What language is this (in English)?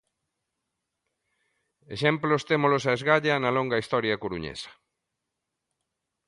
Galician